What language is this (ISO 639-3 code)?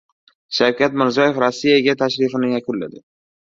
uzb